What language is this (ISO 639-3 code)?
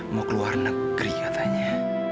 ind